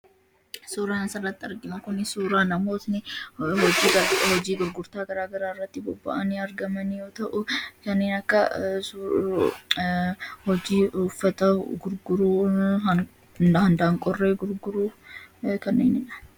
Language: Oromo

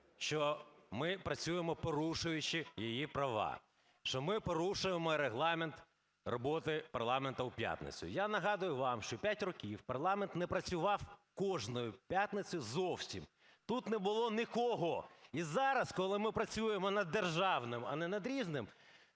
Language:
Ukrainian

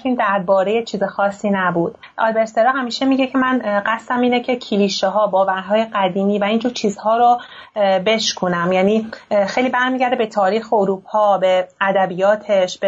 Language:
Persian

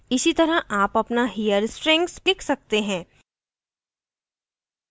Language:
Hindi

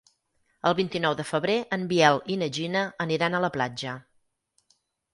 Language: Catalan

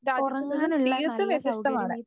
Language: Malayalam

